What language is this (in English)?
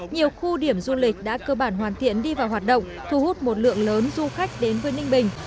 Vietnamese